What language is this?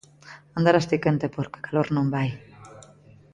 Galician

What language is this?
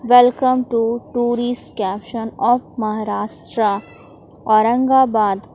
Hindi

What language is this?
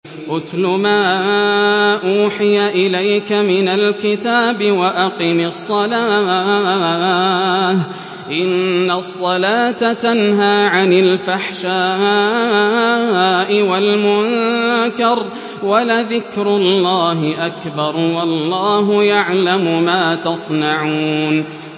Arabic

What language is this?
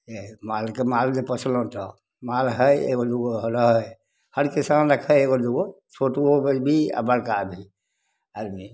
Maithili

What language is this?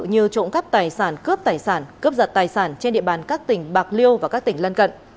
Vietnamese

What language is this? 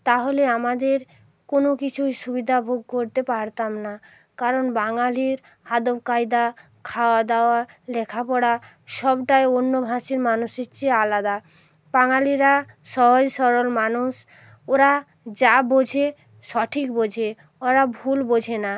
Bangla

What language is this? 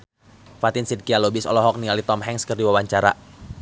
Sundanese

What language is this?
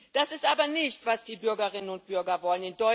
German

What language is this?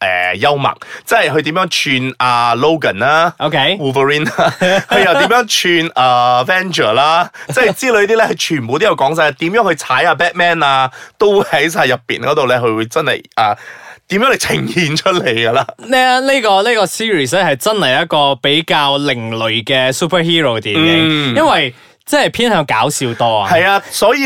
Chinese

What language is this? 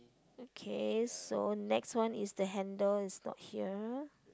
English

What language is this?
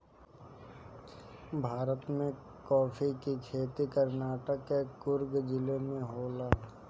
Bhojpuri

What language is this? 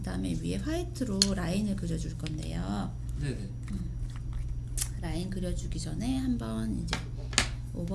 Korean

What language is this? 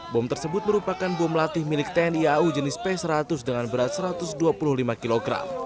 Indonesian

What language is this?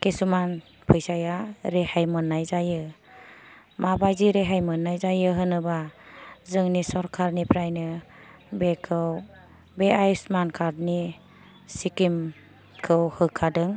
Bodo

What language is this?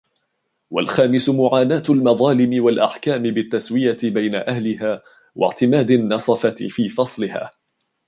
Arabic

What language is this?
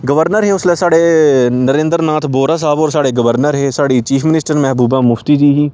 Dogri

